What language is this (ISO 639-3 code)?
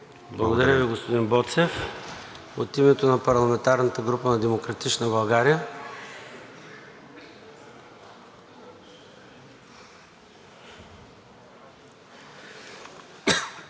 bul